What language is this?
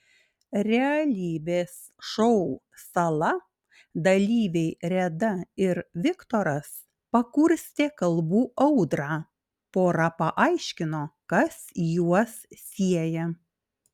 Lithuanian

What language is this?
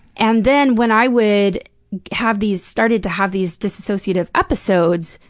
English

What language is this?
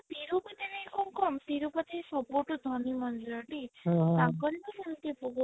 Odia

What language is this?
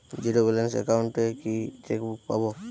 Bangla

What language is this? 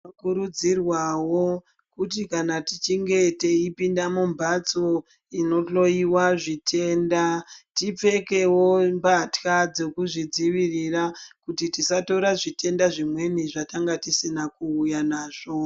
Ndau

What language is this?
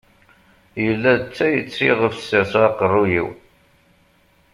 Kabyle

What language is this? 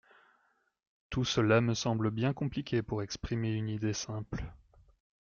French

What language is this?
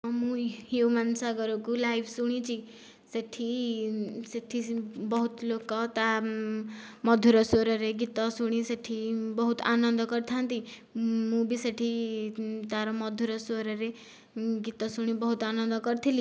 Odia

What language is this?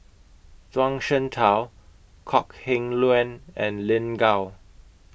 English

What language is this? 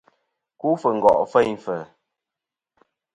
Kom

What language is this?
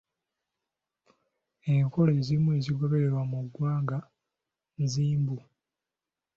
Ganda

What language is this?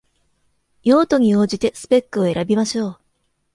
Japanese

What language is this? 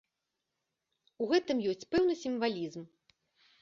Belarusian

